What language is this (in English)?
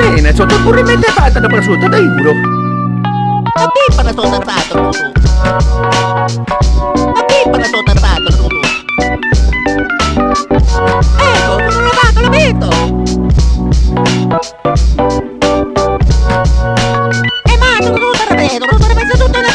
Indonesian